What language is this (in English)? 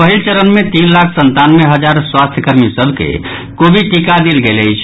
Maithili